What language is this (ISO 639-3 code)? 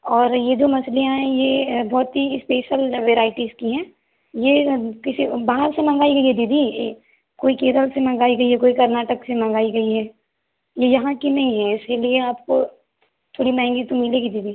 hin